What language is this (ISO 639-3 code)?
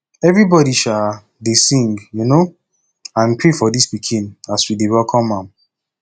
pcm